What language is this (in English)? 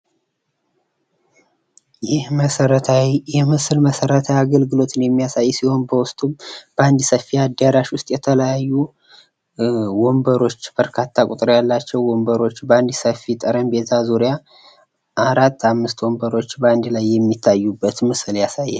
Amharic